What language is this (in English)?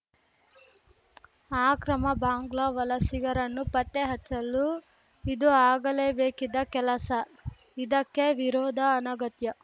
Kannada